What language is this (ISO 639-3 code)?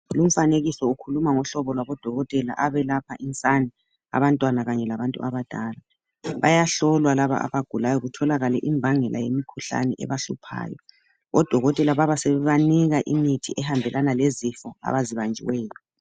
nde